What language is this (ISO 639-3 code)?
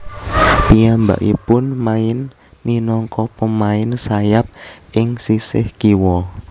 jav